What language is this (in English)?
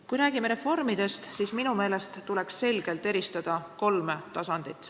Estonian